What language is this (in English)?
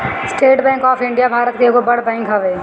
Bhojpuri